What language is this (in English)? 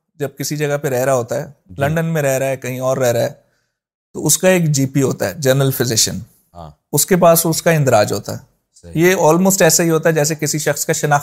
Urdu